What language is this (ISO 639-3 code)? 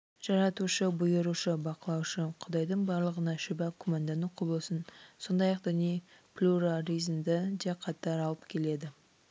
kaz